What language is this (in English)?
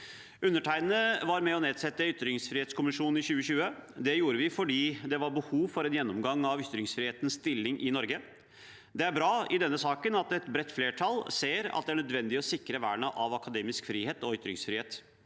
Norwegian